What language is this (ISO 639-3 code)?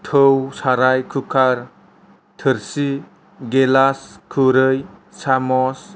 brx